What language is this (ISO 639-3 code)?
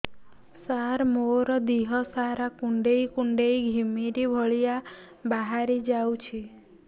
ori